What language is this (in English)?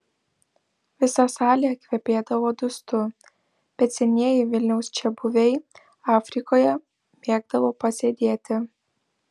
Lithuanian